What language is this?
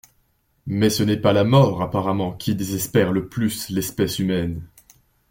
French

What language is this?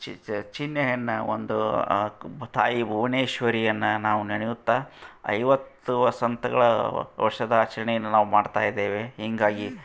Kannada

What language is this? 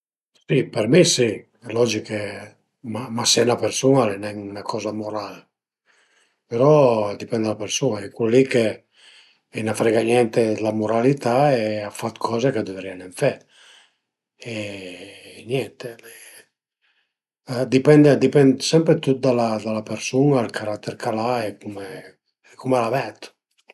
Piedmontese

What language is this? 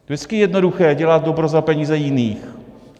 Czech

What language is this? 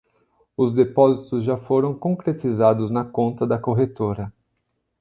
Portuguese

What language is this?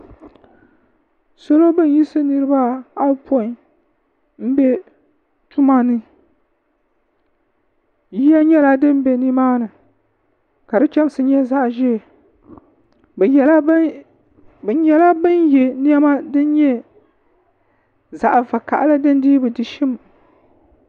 Dagbani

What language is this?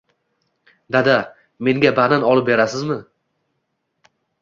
Uzbek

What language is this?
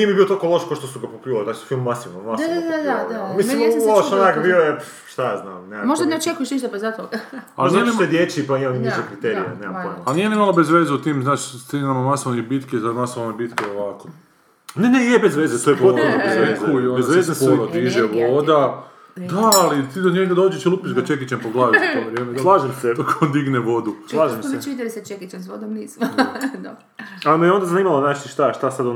Croatian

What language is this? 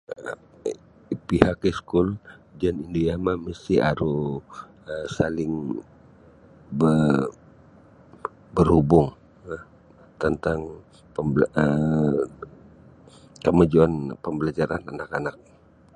Sabah Bisaya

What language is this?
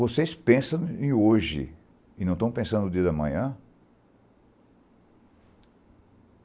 Portuguese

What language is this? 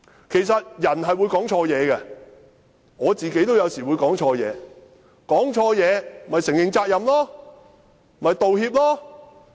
Cantonese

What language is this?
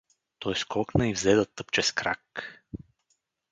Bulgarian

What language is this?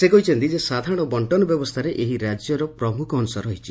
Odia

